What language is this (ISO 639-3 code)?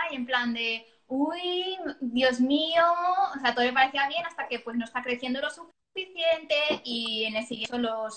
spa